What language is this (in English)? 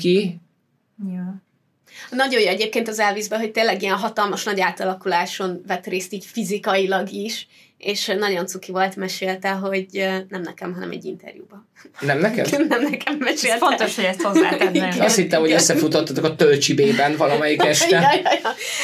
Hungarian